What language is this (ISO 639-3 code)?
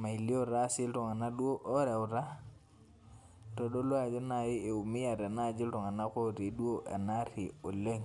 mas